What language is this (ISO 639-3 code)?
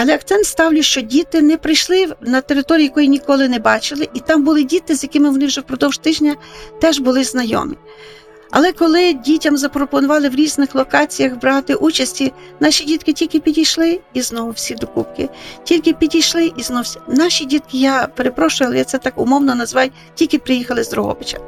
ukr